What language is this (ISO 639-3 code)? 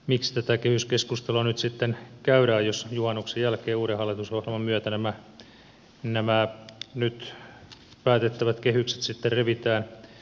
fin